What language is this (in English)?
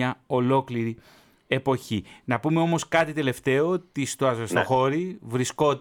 Greek